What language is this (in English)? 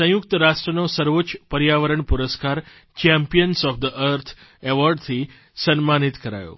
Gujarati